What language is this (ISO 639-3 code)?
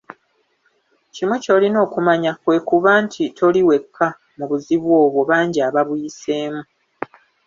lug